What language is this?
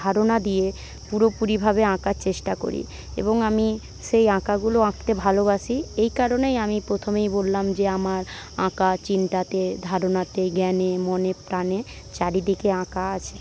Bangla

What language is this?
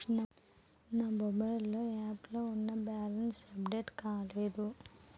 Telugu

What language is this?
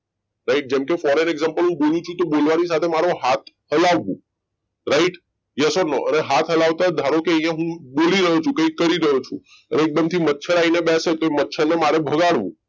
Gujarati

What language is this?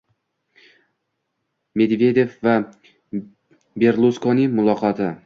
Uzbek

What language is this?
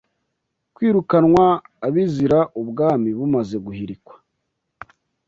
Kinyarwanda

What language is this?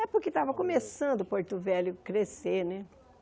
Portuguese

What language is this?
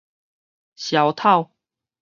Min Nan Chinese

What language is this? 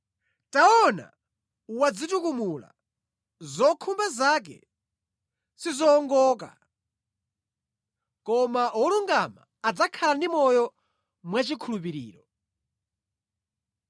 Nyanja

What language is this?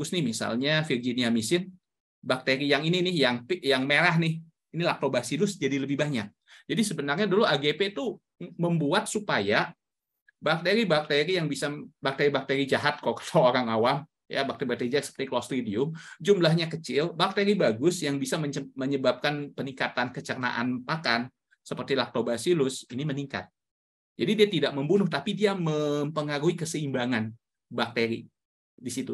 Indonesian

